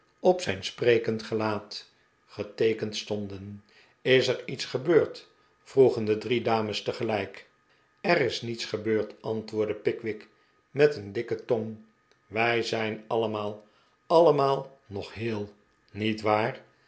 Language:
Dutch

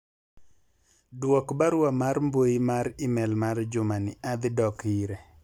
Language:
Luo (Kenya and Tanzania)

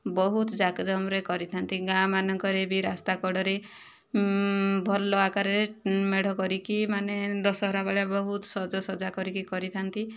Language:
Odia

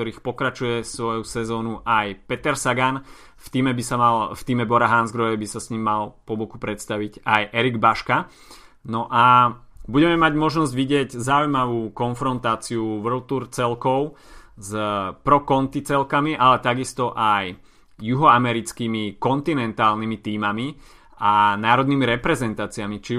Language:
Slovak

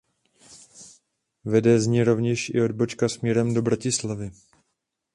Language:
Czech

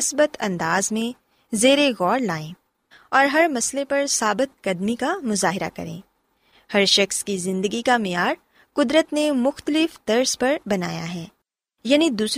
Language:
Urdu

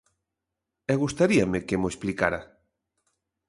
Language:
Galician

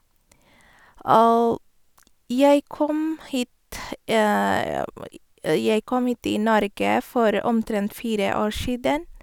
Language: Norwegian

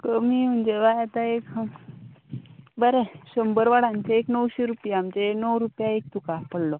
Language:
Konkani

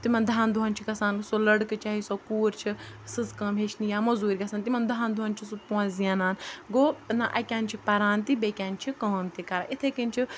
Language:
Kashmiri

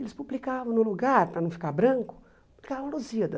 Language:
Portuguese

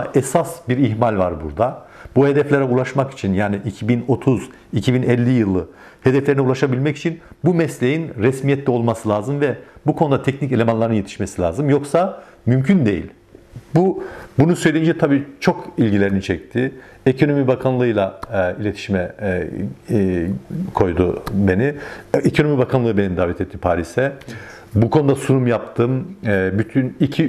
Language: Turkish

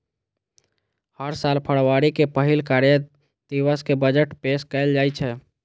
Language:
Maithili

